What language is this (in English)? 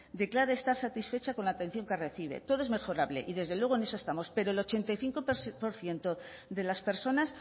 Spanish